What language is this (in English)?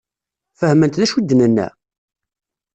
Kabyle